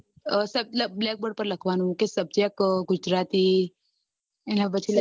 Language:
Gujarati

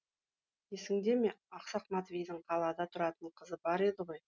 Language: Kazakh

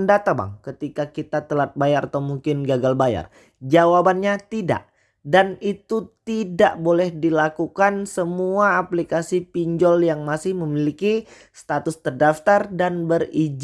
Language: Indonesian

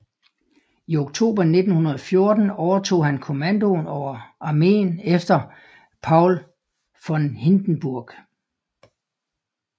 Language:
Danish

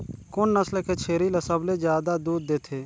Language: Chhattisgarhi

